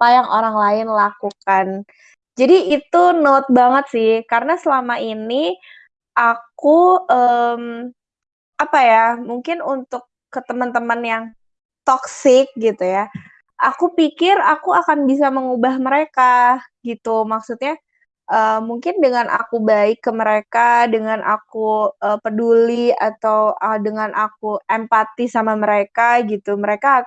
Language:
Indonesian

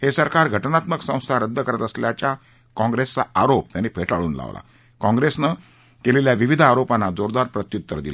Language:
Marathi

